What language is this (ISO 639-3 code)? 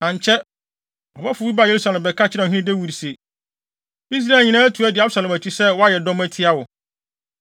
aka